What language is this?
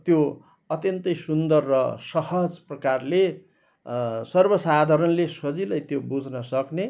Nepali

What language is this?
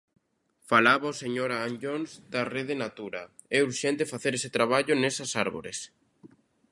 Galician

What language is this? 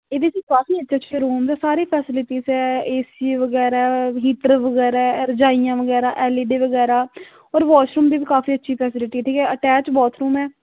Dogri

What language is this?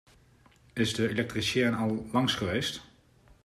Dutch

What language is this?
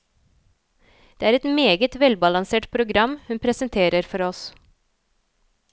Norwegian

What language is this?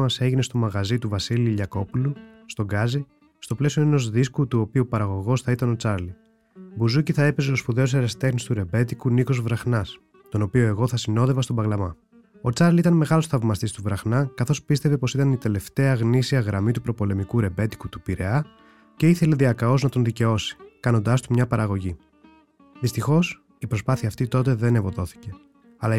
Greek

